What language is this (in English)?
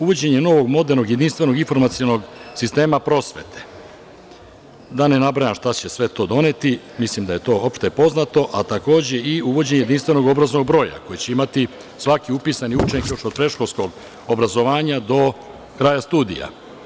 Serbian